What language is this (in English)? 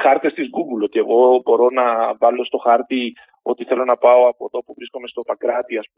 Greek